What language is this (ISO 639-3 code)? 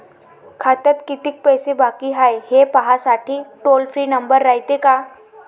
mar